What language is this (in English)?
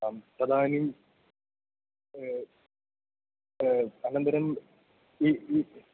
Sanskrit